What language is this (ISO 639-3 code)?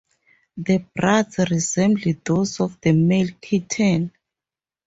eng